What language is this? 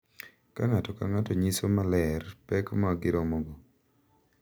Luo (Kenya and Tanzania)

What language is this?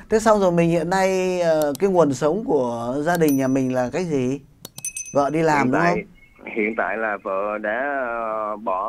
Vietnamese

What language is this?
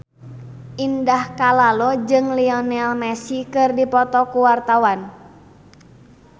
Sundanese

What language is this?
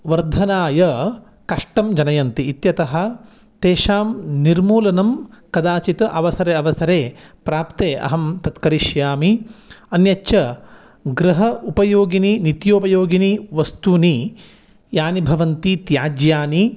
Sanskrit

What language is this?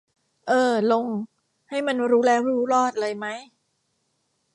Thai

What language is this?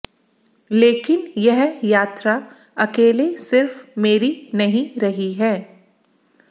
Hindi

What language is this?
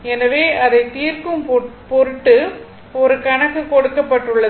Tamil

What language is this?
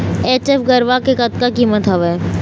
Chhattisgarhi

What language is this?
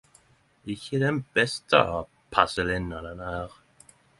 Norwegian Nynorsk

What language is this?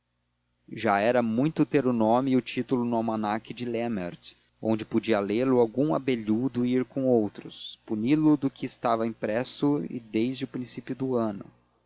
Portuguese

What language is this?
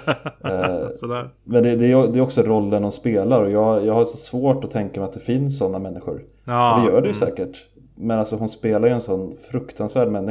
Swedish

